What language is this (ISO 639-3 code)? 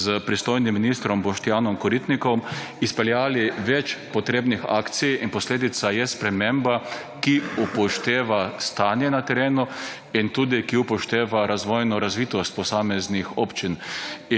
slv